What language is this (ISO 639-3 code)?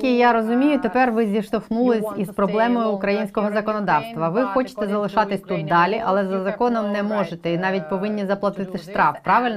ukr